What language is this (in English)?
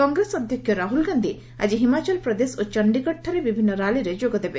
Odia